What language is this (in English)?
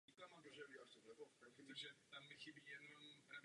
Czech